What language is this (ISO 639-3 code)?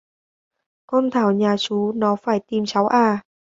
vie